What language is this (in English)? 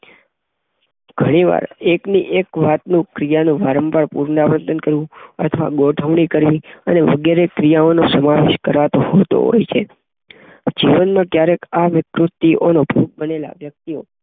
Gujarati